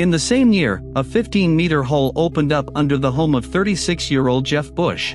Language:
English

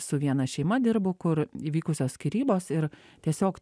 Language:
Lithuanian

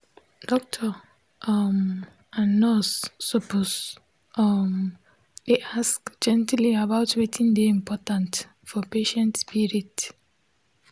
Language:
Nigerian Pidgin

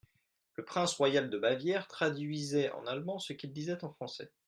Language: French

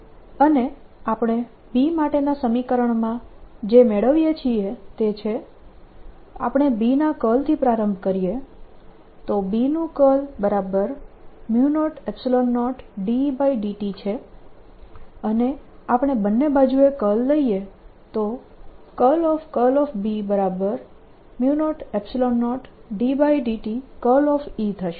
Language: Gujarati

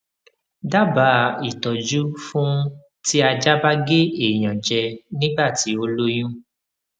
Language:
Yoruba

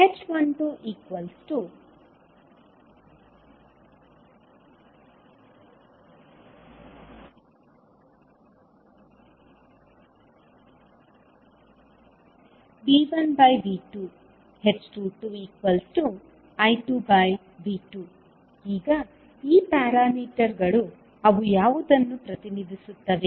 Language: Kannada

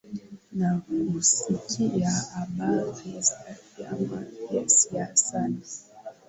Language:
Swahili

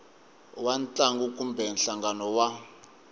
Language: Tsonga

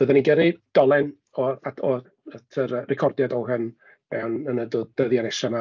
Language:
Welsh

